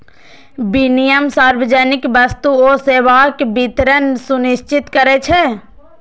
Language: Maithili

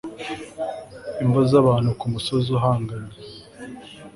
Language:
Kinyarwanda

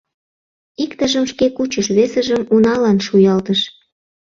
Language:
Mari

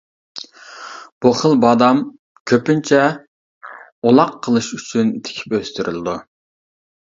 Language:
Uyghur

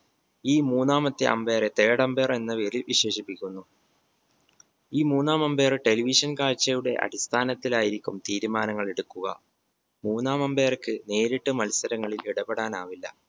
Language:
Malayalam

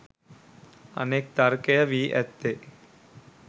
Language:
Sinhala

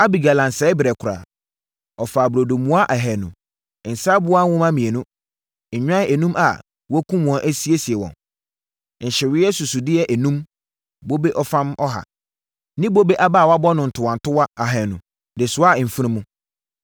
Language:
Akan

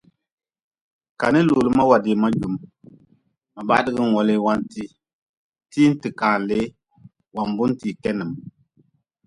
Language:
Nawdm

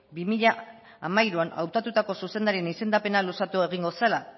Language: Basque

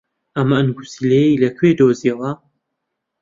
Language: Central Kurdish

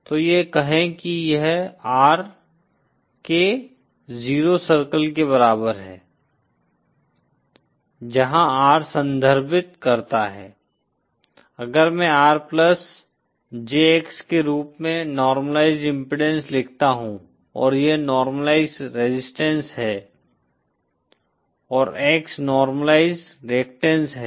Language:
Hindi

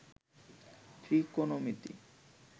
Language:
Bangla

